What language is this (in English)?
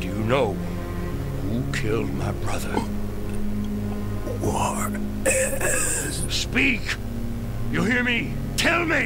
Polish